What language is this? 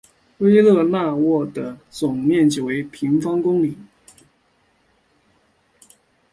Chinese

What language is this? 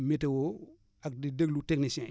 Wolof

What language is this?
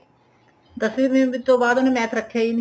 Punjabi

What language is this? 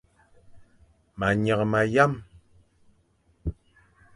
Fang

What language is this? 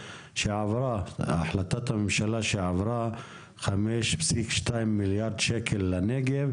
Hebrew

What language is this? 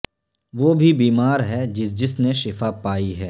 Urdu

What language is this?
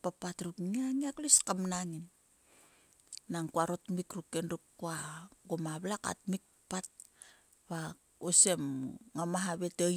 Sulka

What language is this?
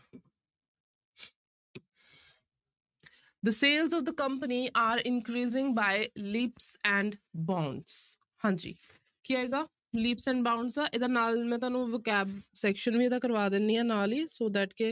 Punjabi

